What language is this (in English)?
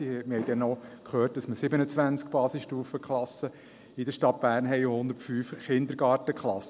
Swiss German